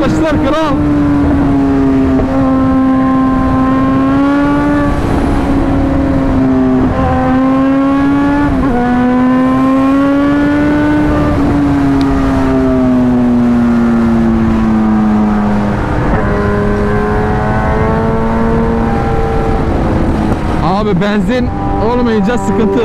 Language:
Turkish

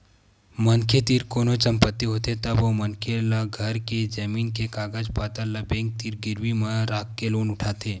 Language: Chhattisgarhi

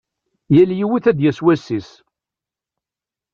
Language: Kabyle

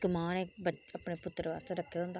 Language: Dogri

